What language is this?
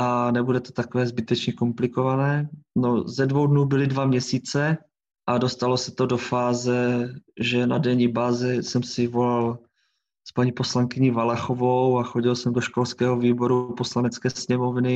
Czech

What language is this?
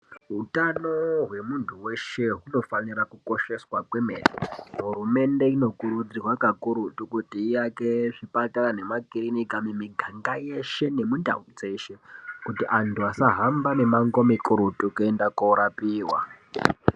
Ndau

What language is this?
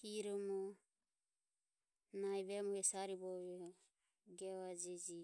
Ömie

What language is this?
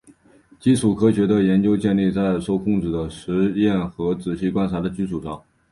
Chinese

